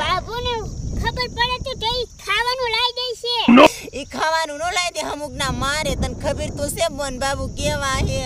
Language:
Romanian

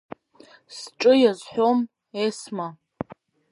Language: Abkhazian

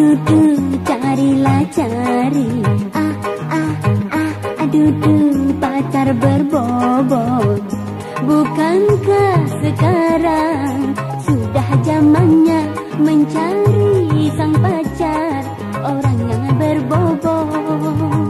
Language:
Indonesian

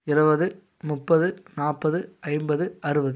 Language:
Tamil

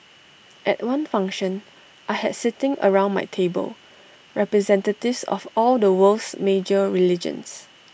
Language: English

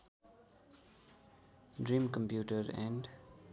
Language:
Nepali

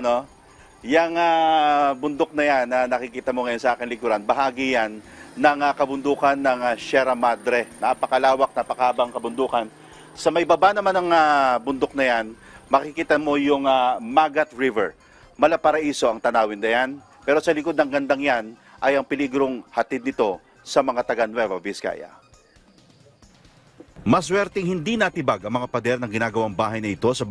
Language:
Filipino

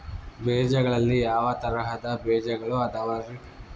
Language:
Kannada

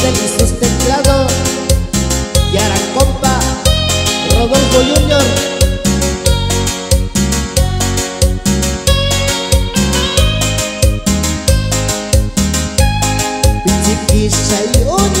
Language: Arabic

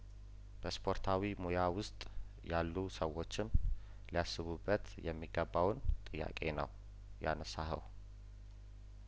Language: Amharic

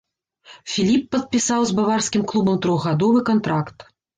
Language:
Belarusian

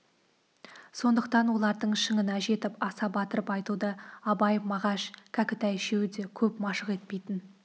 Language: Kazakh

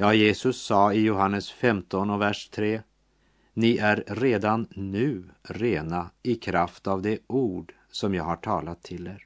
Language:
Swedish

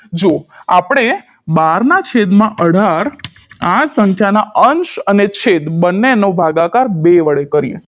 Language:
Gujarati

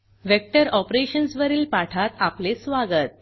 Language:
Marathi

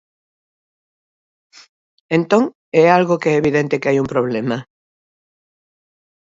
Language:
Galician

